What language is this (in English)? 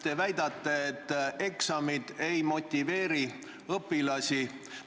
Estonian